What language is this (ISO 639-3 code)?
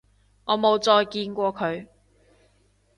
yue